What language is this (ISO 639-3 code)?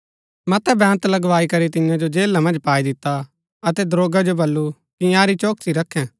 gbk